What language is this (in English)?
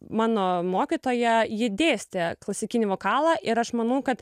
Lithuanian